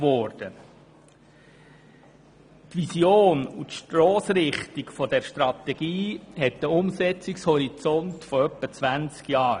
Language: Swiss German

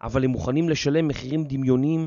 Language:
Hebrew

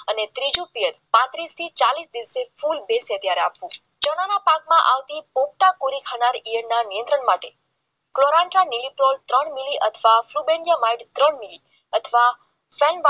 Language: Gujarati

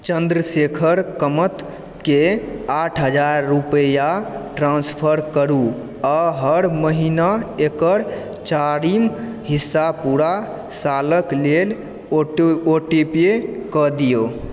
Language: Maithili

